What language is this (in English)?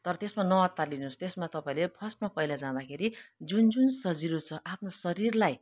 Nepali